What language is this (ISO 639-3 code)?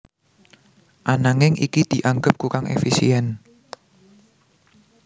jav